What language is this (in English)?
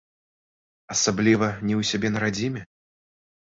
Belarusian